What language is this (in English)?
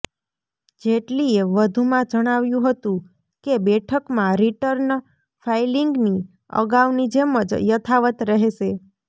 Gujarati